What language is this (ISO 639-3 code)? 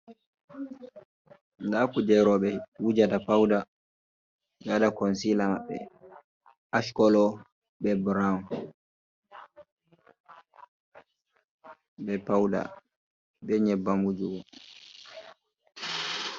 ful